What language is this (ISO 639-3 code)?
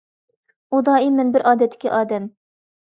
uig